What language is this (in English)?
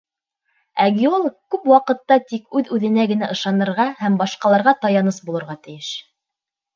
Bashkir